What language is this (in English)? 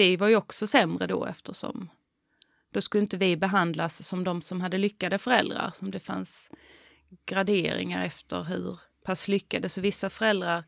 Swedish